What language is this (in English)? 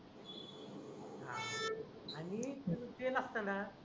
Marathi